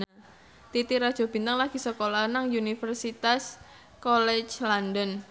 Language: Javanese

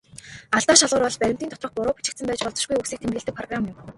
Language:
Mongolian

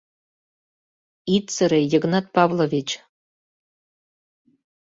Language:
Mari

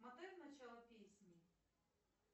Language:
Russian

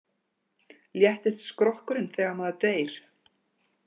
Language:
Icelandic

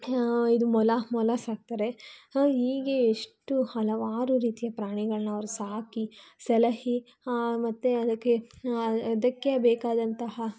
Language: Kannada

